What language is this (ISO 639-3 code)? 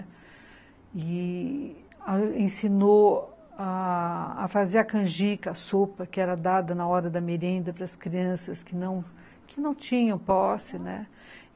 por